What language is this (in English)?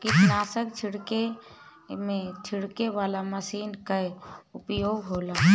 Bhojpuri